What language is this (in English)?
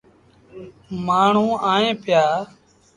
Sindhi Bhil